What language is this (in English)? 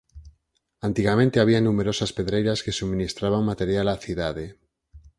Galician